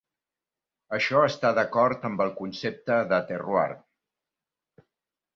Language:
Catalan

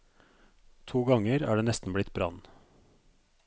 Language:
Norwegian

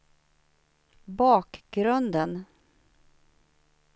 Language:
Swedish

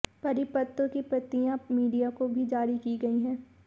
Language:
Hindi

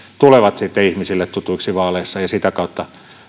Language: Finnish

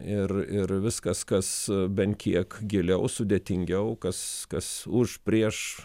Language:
Lithuanian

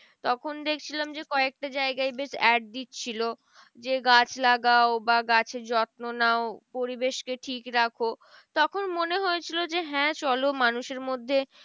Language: Bangla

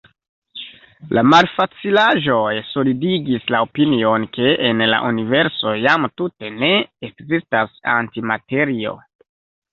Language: Esperanto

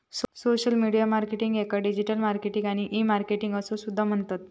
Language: Marathi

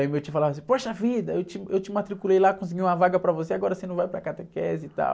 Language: Portuguese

